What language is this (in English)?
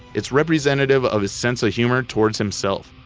English